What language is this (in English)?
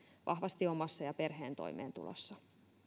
Finnish